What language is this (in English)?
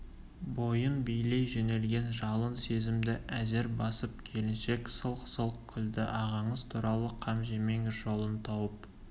Kazakh